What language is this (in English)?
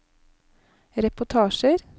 Norwegian